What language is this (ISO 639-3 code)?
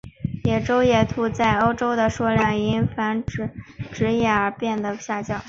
zho